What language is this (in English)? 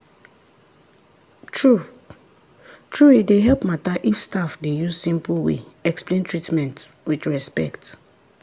Nigerian Pidgin